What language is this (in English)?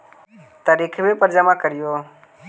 Magahi